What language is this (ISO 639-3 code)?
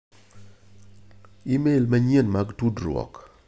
luo